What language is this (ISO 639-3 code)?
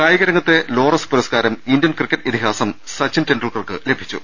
mal